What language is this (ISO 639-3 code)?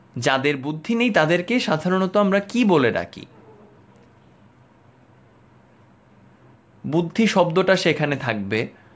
ben